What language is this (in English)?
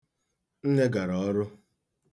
Igbo